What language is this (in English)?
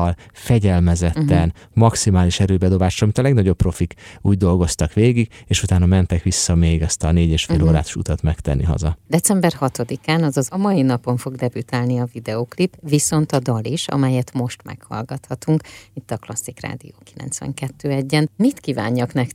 Hungarian